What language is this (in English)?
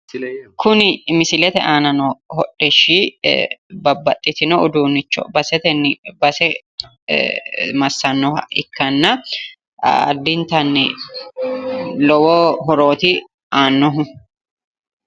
Sidamo